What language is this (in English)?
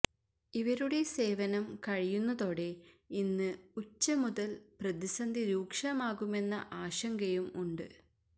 Malayalam